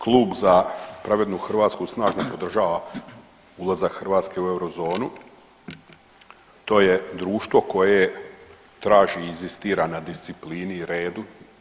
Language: Croatian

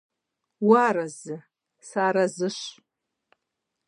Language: Kabardian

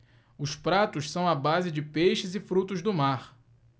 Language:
Portuguese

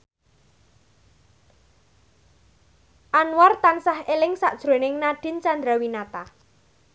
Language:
Javanese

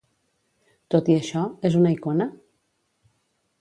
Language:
Catalan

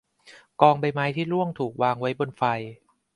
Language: Thai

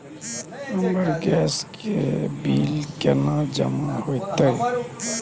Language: Maithili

